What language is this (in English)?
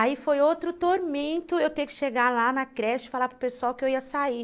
Portuguese